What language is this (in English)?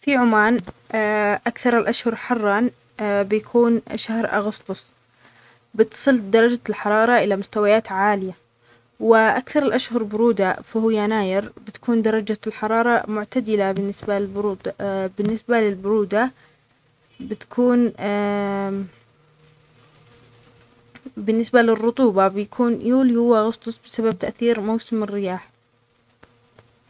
Omani Arabic